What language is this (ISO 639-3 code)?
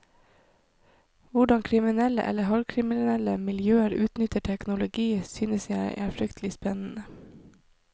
nor